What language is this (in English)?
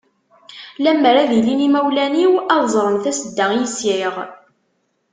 Kabyle